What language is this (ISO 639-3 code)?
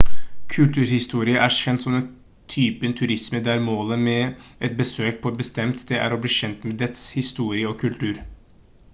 nob